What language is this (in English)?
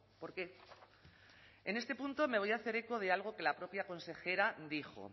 Spanish